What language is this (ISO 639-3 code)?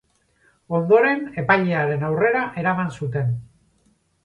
eus